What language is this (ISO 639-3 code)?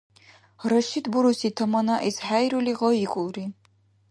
dar